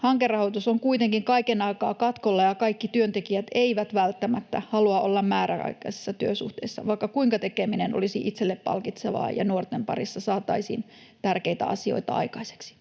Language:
Finnish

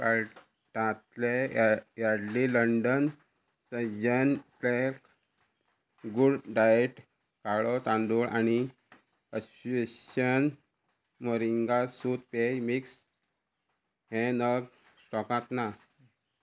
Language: Konkani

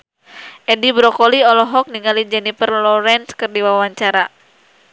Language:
Sundanese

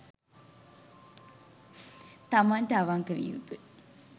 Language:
Sinhala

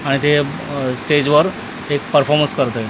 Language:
Marathi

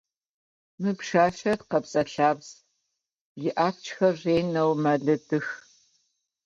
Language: Adyghe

